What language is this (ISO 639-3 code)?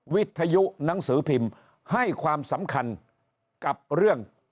tha